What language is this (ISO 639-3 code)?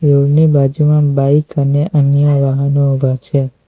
guj